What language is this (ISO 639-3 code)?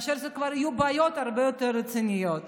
heb